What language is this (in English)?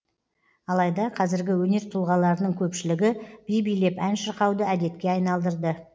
Kazakh